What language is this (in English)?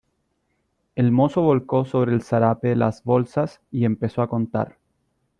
Spanish